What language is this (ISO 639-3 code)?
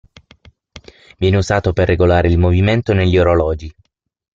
ita